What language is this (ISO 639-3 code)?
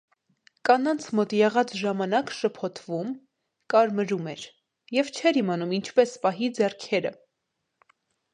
hye